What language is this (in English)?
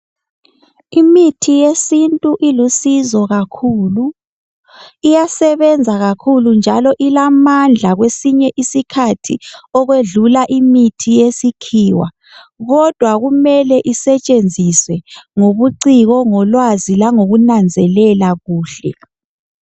North Ndebele